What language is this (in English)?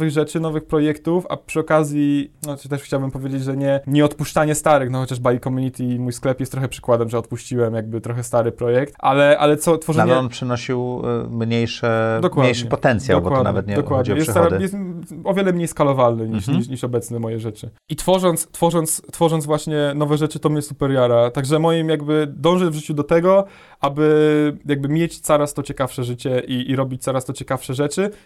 Polish